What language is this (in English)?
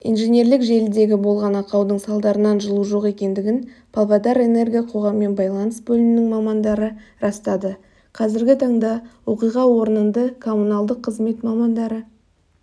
Kazakh